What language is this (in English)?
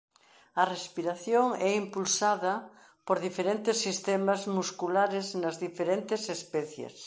Galician